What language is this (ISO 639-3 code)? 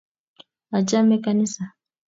kln